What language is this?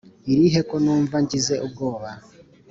Kinyarwanda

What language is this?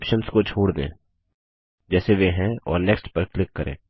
Hindi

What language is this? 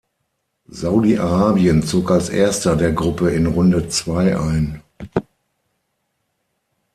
German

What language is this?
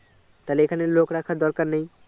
Bangla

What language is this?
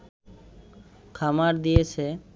Bangla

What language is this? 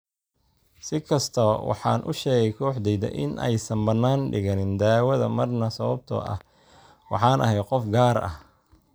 Somali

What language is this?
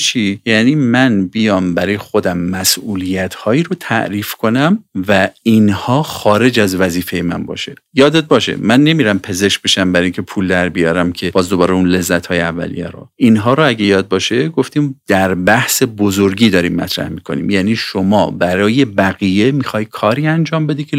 Persian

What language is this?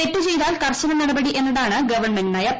Malayalam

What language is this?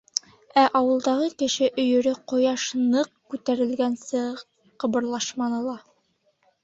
Bashkir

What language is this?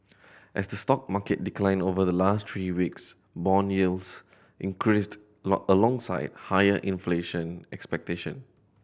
English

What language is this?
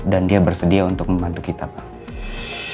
Indonesian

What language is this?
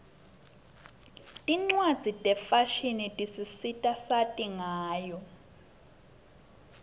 Swati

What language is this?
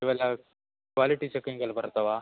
Kannada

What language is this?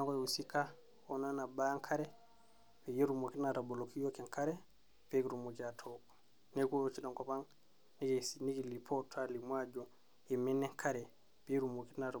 Masai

